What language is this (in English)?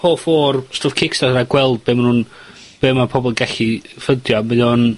Welsh